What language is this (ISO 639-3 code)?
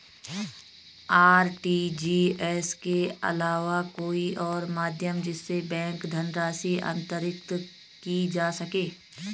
hin